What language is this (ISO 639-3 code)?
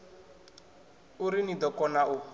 ven